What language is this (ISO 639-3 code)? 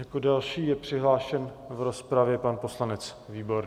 ces